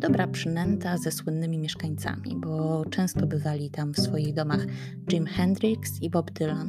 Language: Polish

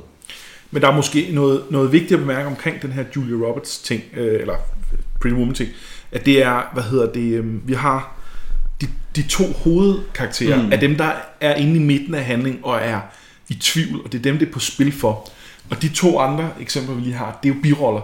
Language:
Danish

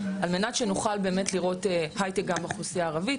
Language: Hebrew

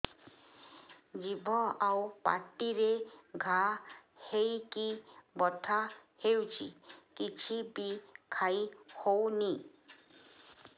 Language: Odia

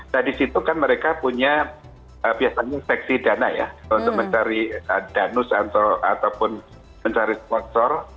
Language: Indonesian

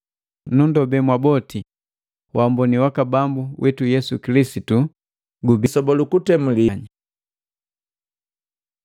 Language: Matengo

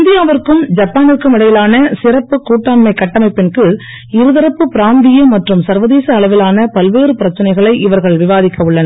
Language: Tamil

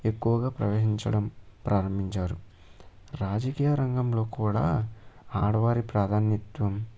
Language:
Telugu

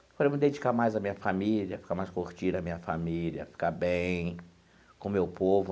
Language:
Portuguese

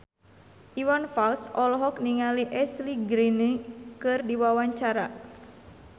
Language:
Sundanese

